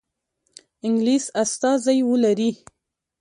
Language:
Pashto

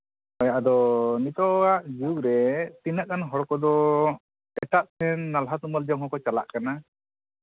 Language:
Santali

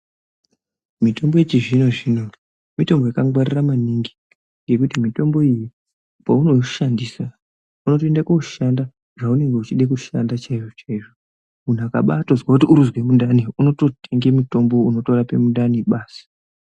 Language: Ndau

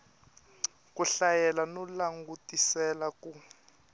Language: Tsonga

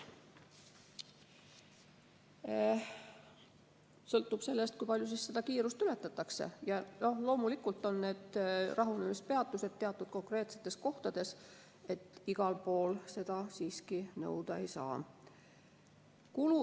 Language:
Estonian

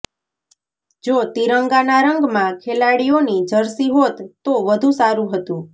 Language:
Gujarati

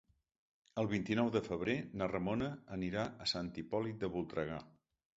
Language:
Catalan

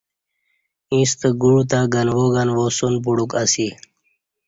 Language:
Kati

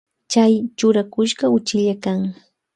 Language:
Loja Highland Quichua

